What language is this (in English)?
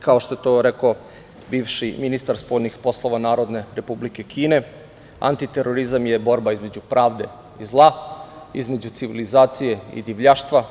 Serbian